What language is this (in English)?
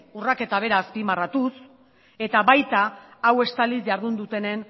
Basque